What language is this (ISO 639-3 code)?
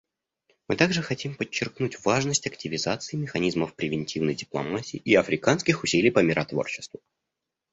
rus